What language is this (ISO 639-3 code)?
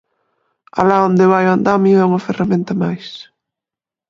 glg